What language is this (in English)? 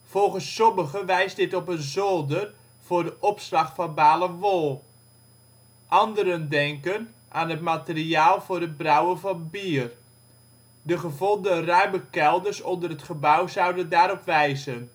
Dutch